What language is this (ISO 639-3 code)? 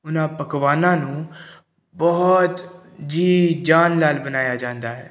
pan